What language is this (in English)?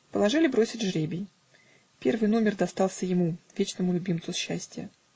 Russian